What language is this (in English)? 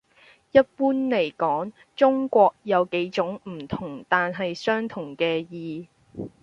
Cantonese